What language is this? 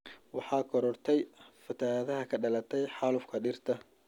Somali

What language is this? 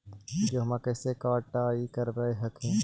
Magahi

